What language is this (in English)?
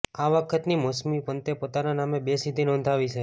Gujarati